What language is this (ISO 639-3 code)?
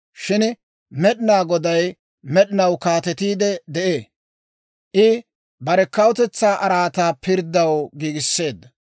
dwr